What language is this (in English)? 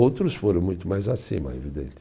Portuguese